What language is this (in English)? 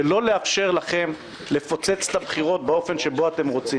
Hebrew